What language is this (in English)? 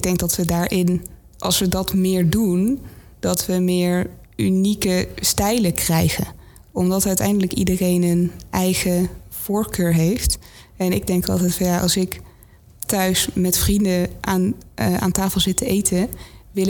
Dutch